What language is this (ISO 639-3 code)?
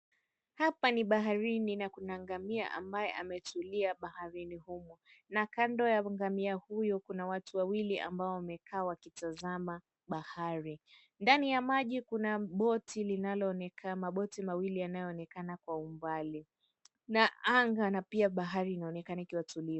swa